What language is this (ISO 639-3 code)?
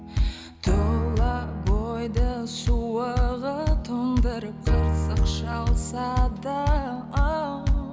kaz